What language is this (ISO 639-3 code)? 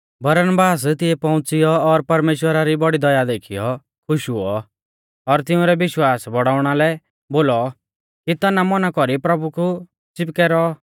bfz